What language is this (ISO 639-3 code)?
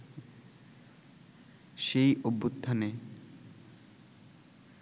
ben